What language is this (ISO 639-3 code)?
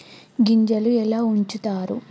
tel